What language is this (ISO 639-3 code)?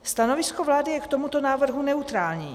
ces